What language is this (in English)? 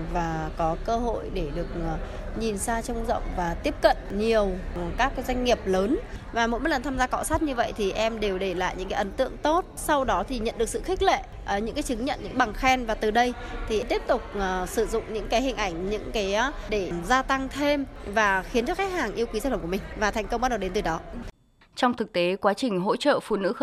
Vietnamese